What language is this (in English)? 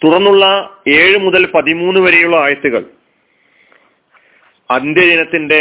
Malayalam